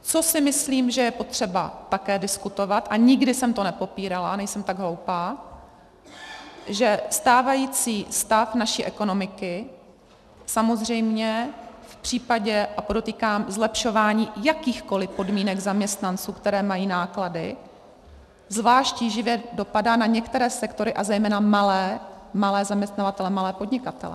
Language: Czech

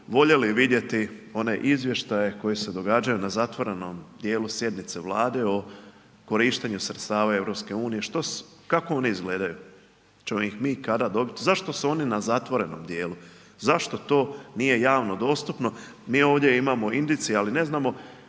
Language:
Croatian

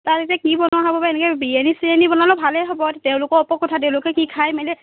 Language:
Assamese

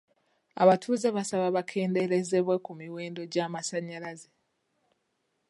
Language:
Ganda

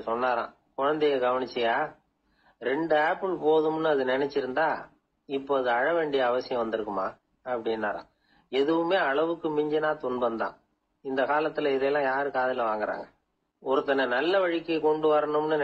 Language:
Tamil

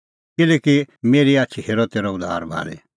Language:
Kullu Pahari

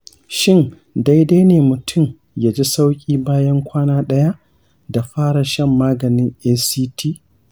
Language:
Hausa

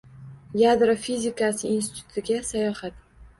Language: Uzbek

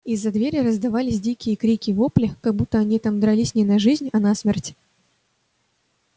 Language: Russian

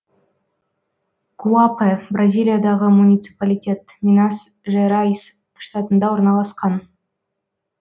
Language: Kazakh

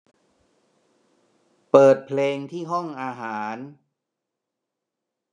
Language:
Thai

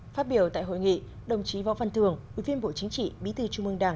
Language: Vietnamese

